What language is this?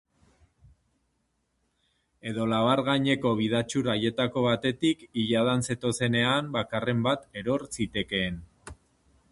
Basque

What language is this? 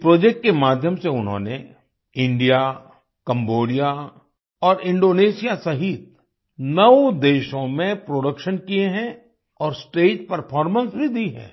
Hindi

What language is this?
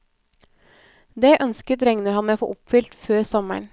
Norwegian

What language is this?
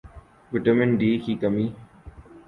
Urdu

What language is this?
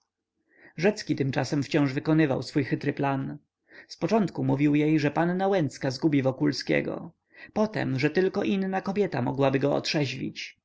Polish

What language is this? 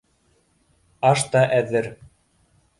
Bashkir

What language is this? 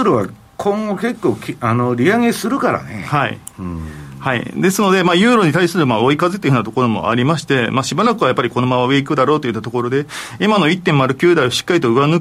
Japanese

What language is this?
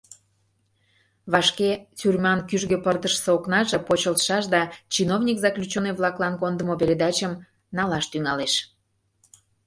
Mari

